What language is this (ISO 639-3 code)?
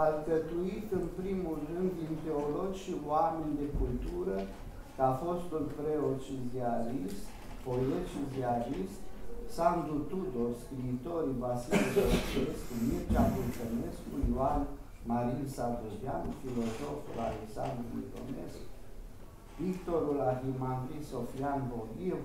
ron